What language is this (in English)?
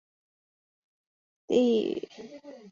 Chinese